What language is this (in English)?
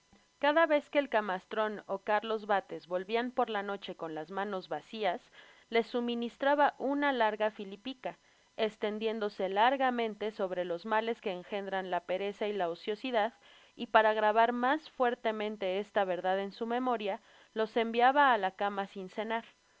Spanish